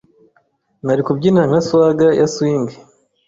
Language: Kinyarwanda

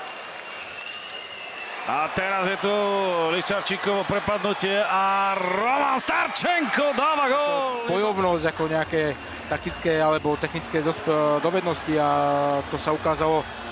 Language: Slovak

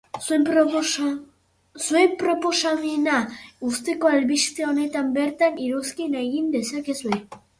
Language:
Basque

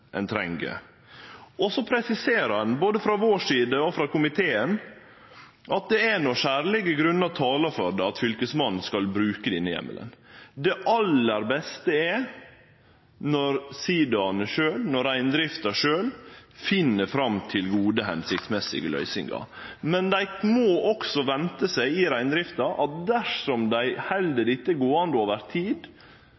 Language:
Norwegian Nynorsk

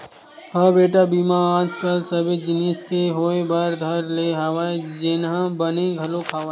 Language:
Chhattisgarhi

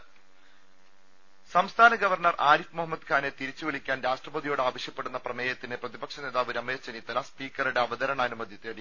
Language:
Malayalam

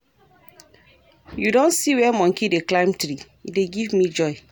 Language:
Nigerian Pidgin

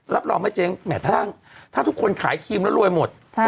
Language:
Thai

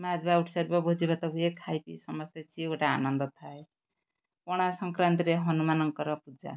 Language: Odia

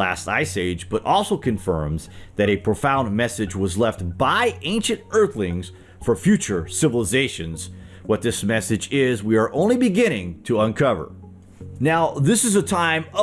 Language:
English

